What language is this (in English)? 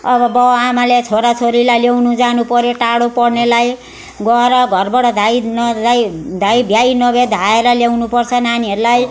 Nepali